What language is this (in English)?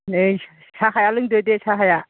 Bodo